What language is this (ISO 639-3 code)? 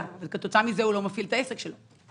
heb